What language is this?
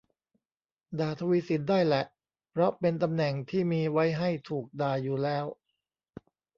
Thai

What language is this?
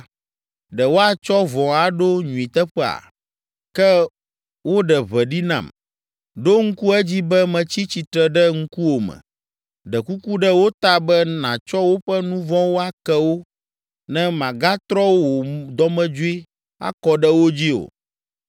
Ewe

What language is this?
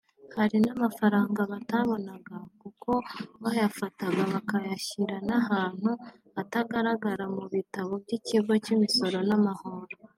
Kinyarwanda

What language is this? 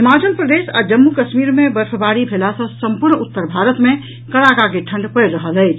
Maithili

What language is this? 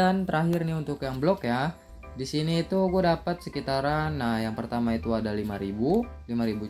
Indonesian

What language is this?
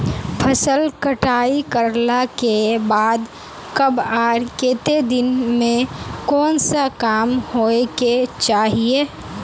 Magahi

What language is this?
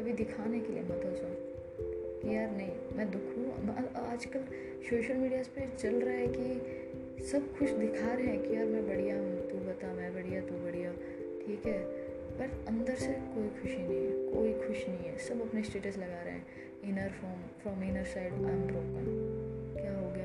Hindi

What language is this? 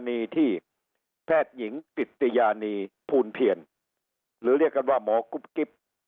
Thai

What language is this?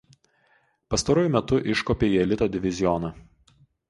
Lithuanian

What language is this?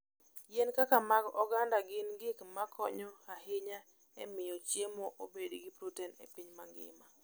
Luo (Kenya and Tanzania)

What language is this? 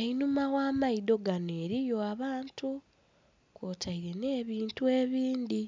Soga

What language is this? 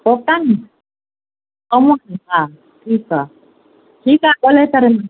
Sindhi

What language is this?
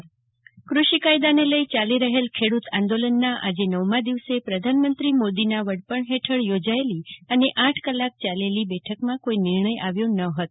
Gujarati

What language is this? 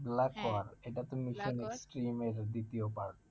Bangla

